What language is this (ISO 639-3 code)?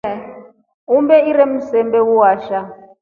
rof